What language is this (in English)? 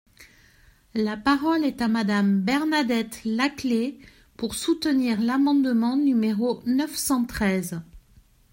French